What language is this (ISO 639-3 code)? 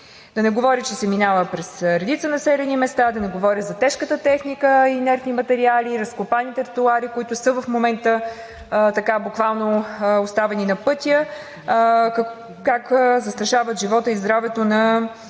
bul